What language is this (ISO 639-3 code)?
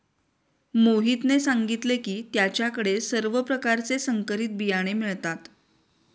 mar